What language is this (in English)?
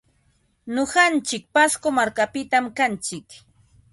Ambo-Pasco Quechua